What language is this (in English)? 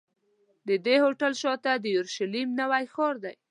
Pashto